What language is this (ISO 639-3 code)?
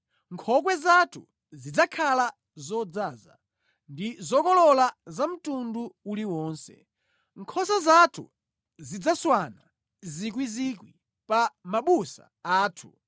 nya